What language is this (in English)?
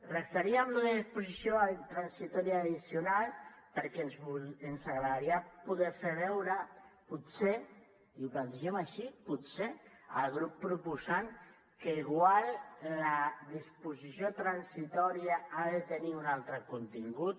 Catalan